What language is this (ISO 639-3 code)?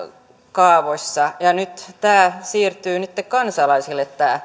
fin